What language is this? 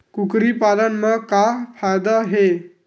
Chhattisgarhi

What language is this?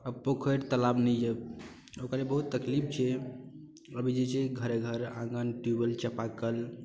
Maithili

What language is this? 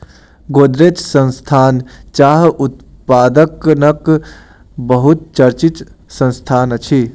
Maithili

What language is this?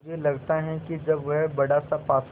Hindi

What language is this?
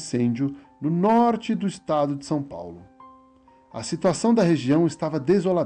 Portuguese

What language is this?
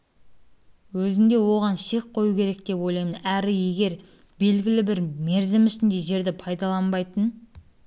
Kazakh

